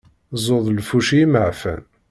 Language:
Kabyle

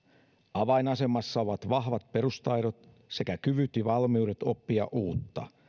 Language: Finnish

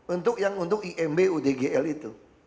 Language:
Indonesian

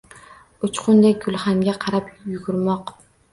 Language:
Uzbek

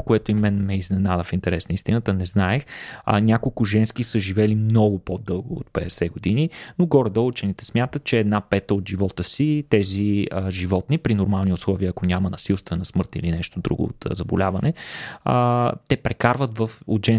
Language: Bulgarian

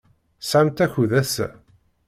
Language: Kabyle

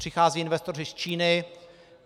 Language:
Czech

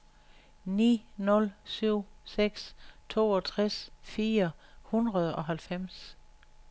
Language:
Danish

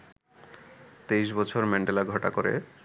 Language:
Bangla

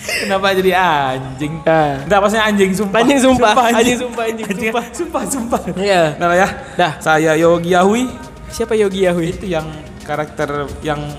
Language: Indonesian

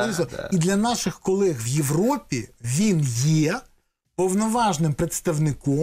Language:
Ukrainian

